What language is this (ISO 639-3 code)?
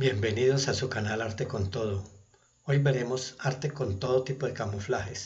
spa